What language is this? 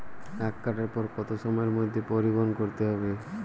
Bangla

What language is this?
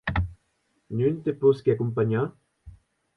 Occitan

